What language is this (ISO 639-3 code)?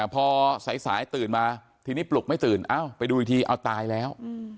tha